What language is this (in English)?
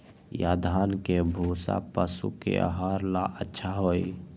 Magahi